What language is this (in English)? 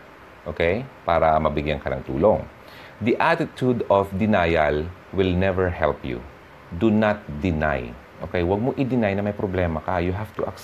Filipino